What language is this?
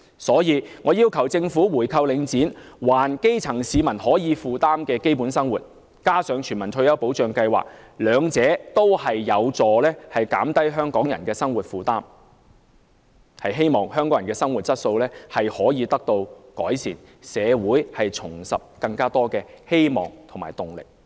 Cantonese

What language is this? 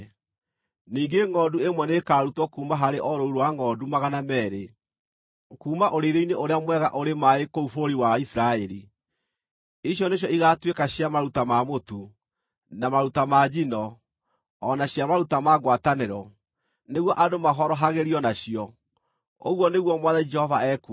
Kikuyu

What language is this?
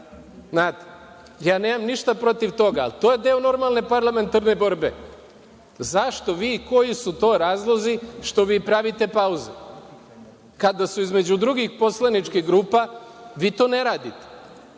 Serbian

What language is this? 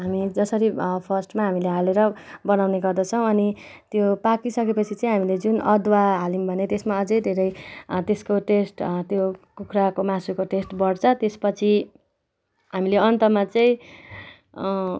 Nepali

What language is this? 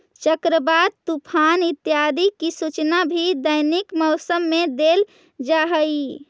Magahi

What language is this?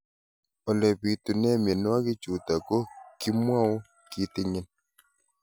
Kalenjin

